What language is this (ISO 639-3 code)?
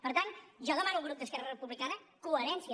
cat